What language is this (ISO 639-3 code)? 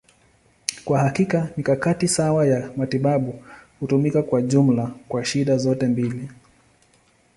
swa